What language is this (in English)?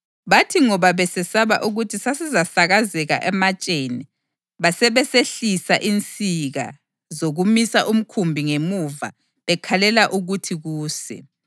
North Ndebele